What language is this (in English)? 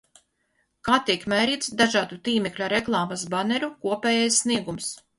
Latvian